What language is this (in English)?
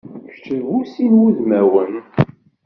Kabyle